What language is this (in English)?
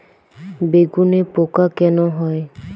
Bangla